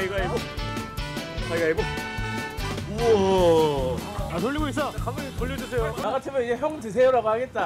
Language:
Korean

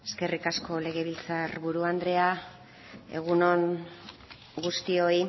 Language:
Basque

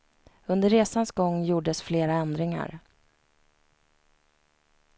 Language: Swedish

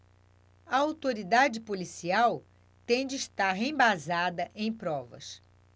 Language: Portuguese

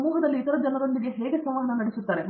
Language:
Kannada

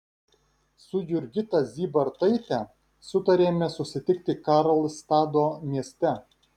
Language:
Lithuanian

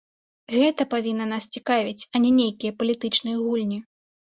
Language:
Belarusian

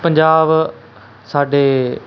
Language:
Punjabi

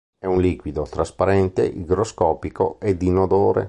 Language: Italian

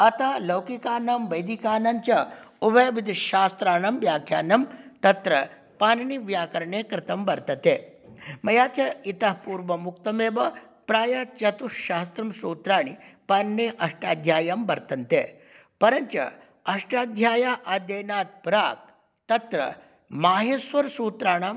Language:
Sanskrit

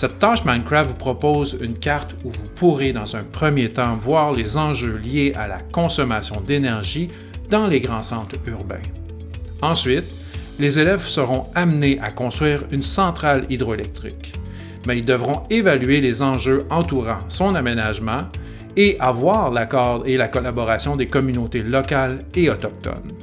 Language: French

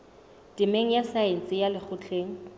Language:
Southern Sotho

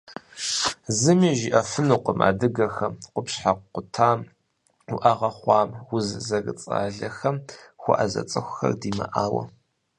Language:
Kabardian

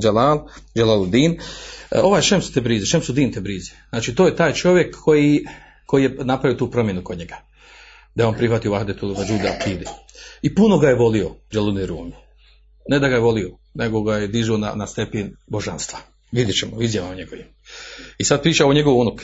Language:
Croatian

